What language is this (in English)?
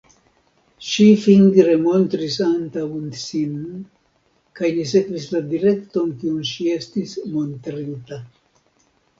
Esperanto